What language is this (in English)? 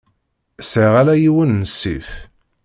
Kabyle